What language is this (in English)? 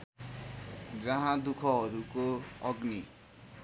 Nepali